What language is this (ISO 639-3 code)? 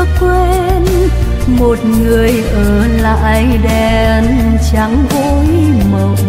vie